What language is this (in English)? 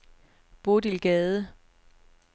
Danish